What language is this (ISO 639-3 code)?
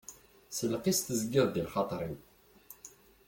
kab